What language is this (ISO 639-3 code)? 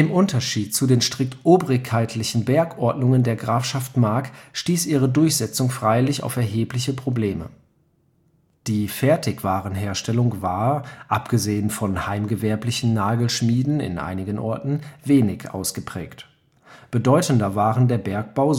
deu